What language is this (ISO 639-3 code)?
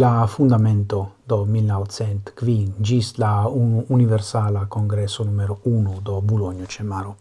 ita